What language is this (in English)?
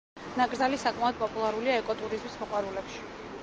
Georgian